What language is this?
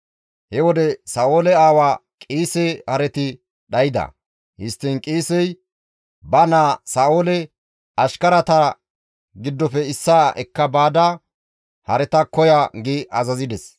Gamo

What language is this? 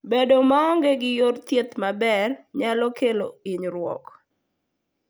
Luo (Kenya and Tanzania)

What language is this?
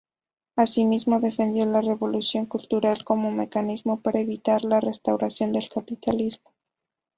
Spanish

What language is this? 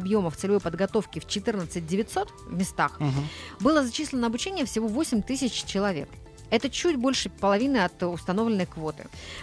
Russian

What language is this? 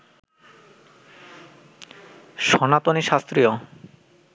Bangla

